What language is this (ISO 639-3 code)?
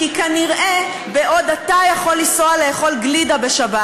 heb